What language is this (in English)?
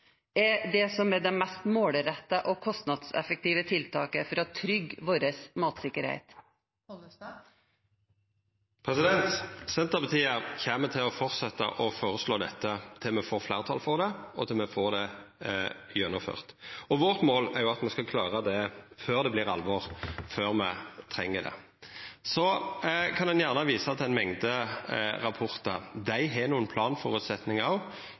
Norwegian